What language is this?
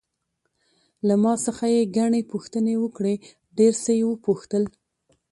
Pashto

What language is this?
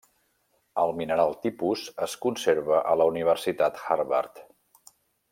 Catalan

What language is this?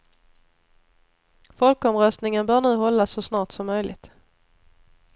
Swedish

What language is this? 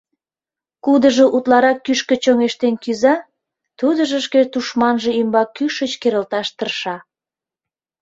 Mari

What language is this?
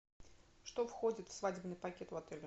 Russian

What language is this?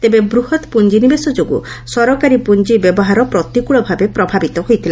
Odia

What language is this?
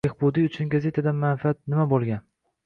Uzbek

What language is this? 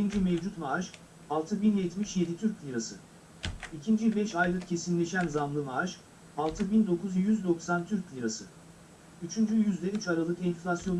Turkish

